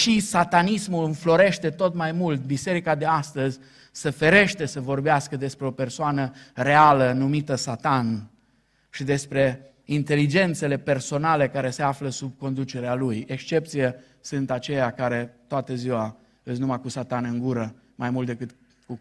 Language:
Romanian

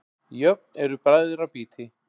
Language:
Icelandic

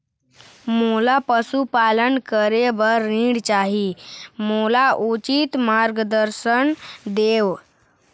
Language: Chhattisgarhi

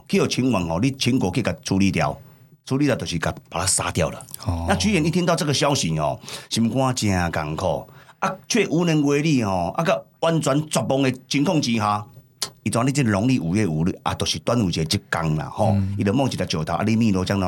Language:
Chinese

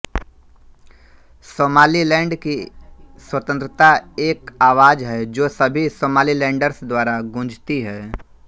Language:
Hindi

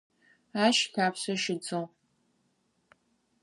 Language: Adyghe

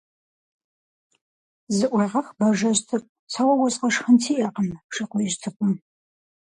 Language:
Kabardian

